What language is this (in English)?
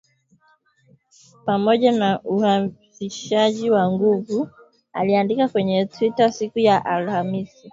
Swahili